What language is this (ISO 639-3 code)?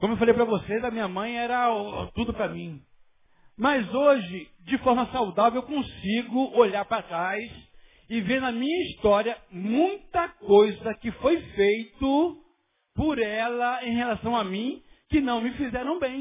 por